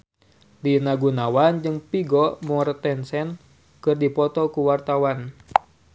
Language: Sundanese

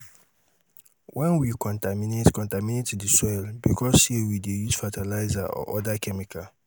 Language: Nigerian Pidgin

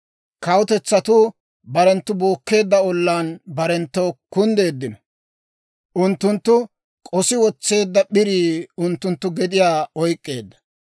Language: Dawro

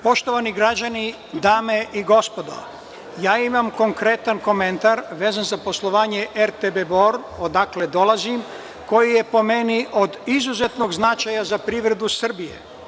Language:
Serbian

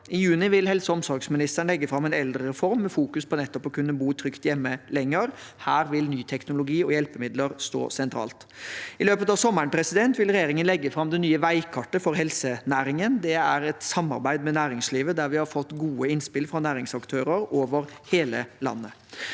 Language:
Norwegian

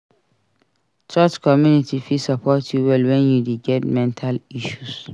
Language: Nigerian Pidgin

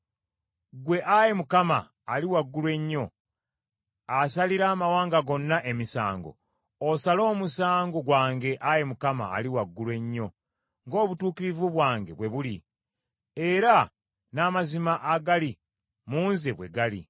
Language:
Ganda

